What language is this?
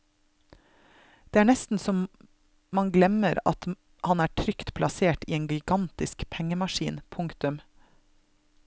Norwegian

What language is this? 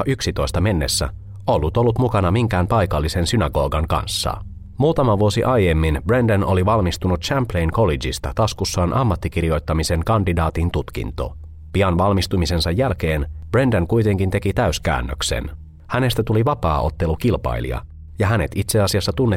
Finnish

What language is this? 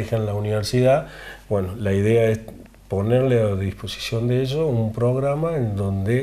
Spanish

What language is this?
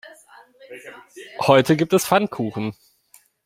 German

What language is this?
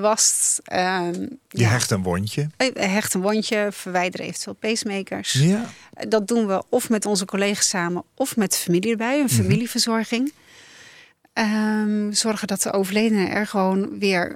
Dutch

